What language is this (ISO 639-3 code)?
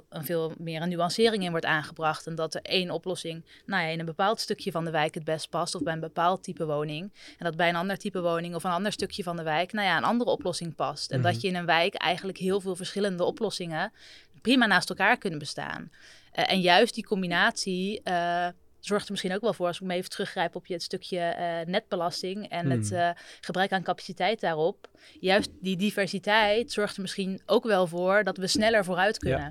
nld